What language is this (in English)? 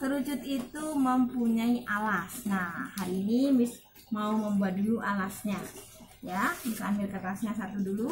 Indonesian